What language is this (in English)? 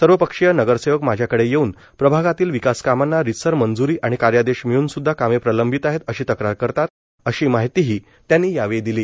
Marathi